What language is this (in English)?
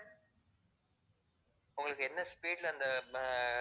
Tamil